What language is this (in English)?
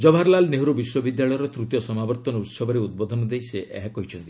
Odia